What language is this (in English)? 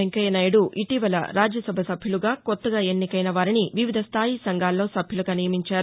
Telugu